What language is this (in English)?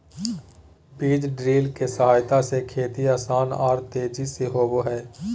Magahi